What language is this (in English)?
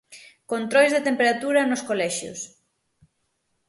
Galician